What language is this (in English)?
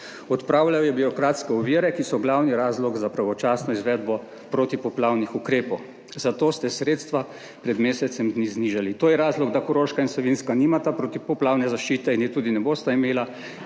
Slovenian